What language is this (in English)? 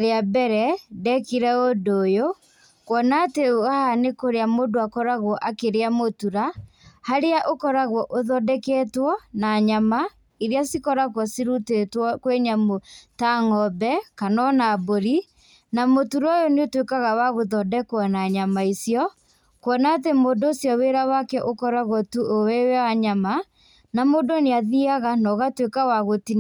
Kikuyu